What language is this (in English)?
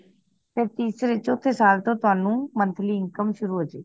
Punjabi